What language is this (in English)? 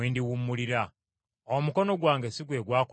Ganda